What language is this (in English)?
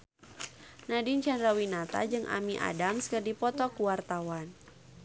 Sundanese